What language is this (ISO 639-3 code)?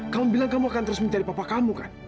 ind